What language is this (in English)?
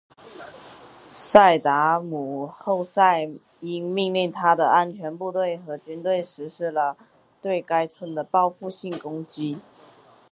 Chinese